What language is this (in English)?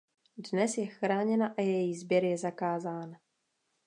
Czech